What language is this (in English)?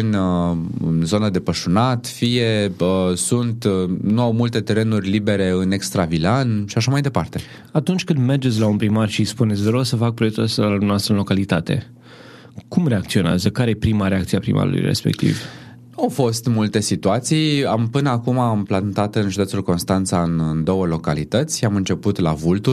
Romanian